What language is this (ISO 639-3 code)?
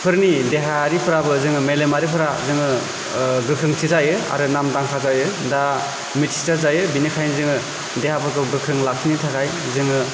brx